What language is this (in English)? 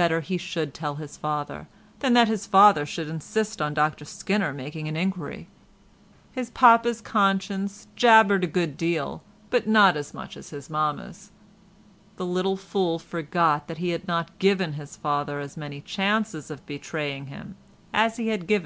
English